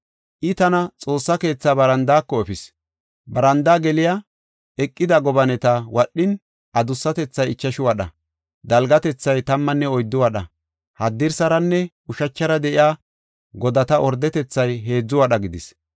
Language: Gofa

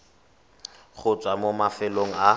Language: Tswana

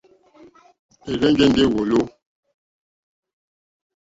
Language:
Mokpwe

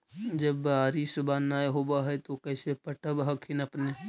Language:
Magahi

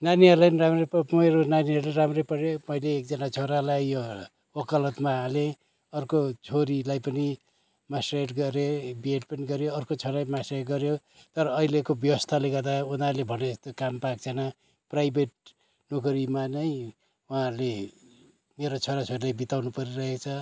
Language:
Nepali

